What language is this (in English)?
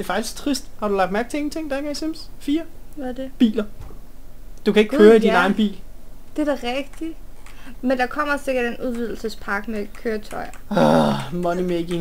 Danish